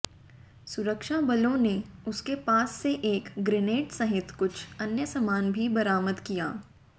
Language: Hindi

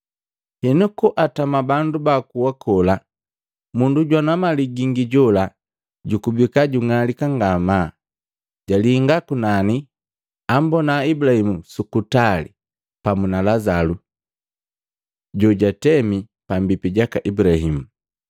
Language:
Matengo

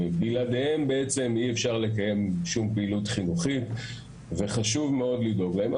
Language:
Hebrew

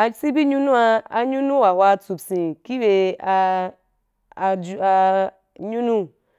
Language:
Wapan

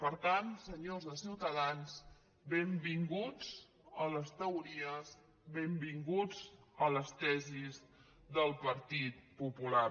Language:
Catalan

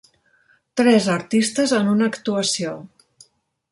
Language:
Catalan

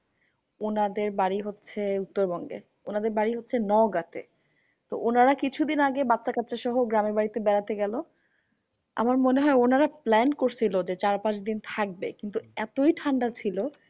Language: Bangla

